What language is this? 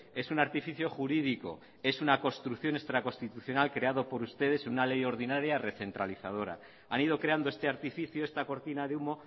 Spanish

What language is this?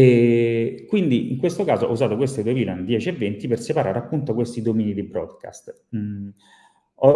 Italian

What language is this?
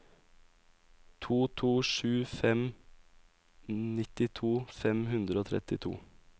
Norwegian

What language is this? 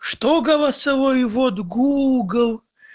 Russian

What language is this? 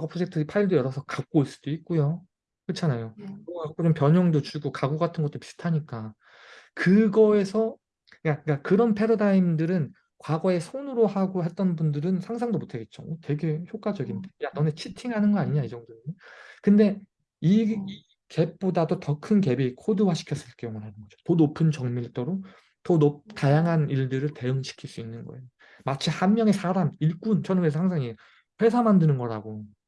Korean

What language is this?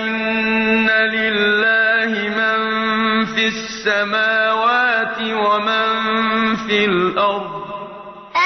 Arabic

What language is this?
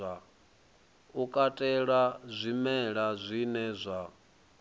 Venda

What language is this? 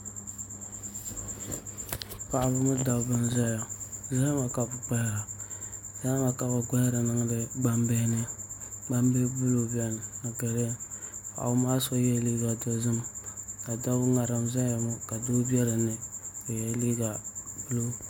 Dagbani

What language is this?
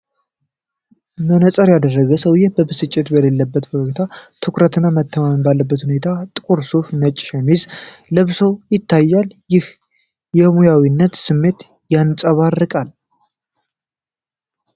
Amharic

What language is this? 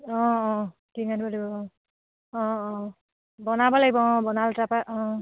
Assamese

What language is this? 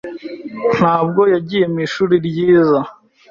Kinyarwanda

